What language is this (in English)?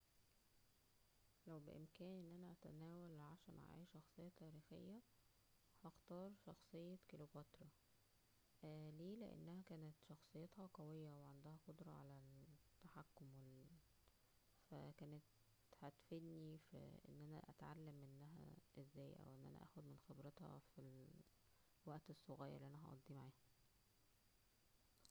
Egyptian Arabic